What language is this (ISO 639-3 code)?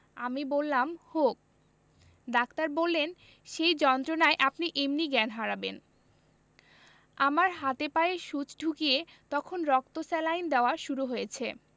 ben